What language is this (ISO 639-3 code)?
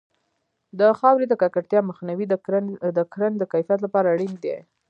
pus